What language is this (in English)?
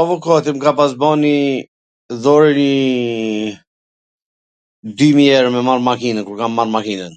Gheg Albanian